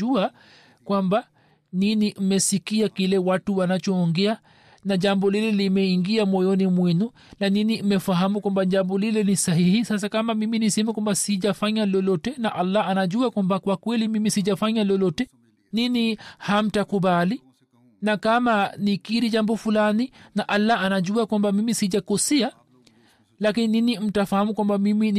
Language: Swahili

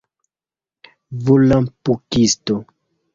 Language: Esperanto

